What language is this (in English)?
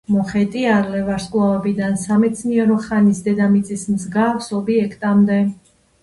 Georgian